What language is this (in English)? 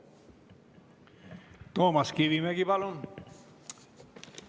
Estonian